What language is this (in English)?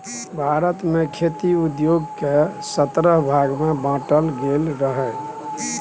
Maithili